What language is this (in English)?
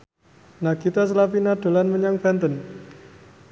Javanese